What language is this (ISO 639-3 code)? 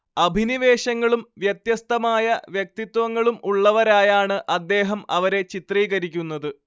mal